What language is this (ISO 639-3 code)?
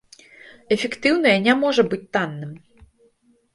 bel